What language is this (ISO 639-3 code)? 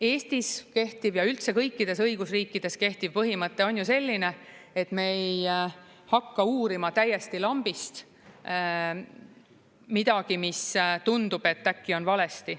est